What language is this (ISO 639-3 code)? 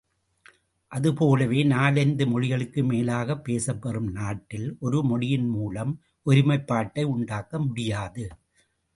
tam